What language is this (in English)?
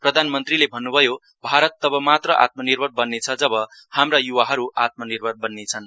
Nepali